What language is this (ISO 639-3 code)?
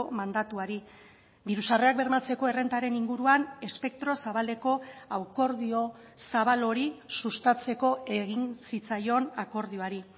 eus